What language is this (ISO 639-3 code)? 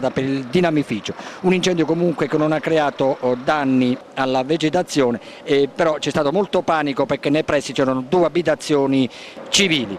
ita